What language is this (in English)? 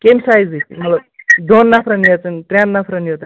Kashmiri